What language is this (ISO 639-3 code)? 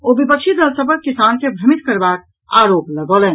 mai